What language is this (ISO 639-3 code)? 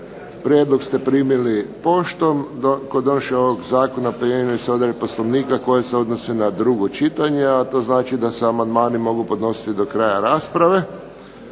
hrv